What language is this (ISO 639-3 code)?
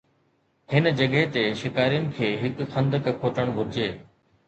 snd